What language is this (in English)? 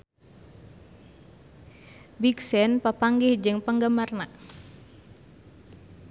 Sundanese